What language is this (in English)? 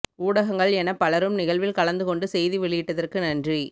Tamil